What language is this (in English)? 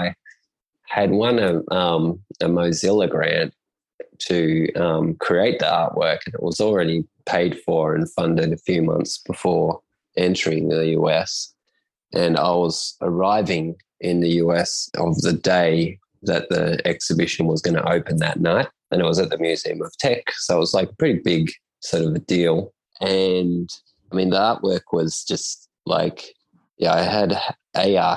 English